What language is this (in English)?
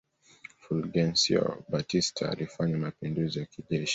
Swahili